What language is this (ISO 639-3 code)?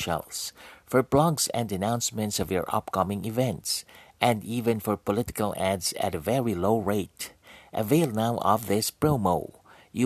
fil